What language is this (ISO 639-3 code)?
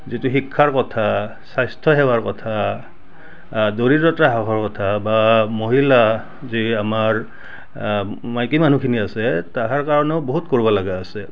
asm